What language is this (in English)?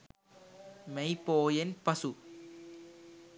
Sinhala